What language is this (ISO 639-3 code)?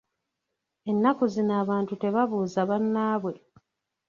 lug